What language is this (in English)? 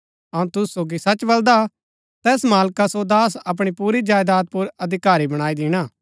Gaddi